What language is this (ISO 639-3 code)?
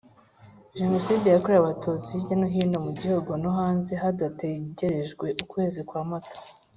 kin